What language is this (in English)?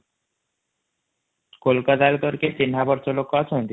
Odia